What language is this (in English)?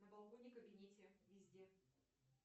Russian